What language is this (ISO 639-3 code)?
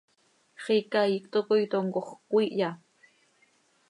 sei